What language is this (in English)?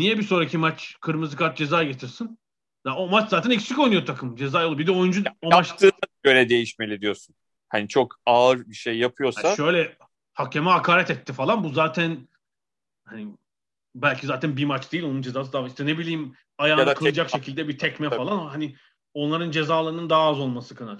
Turkish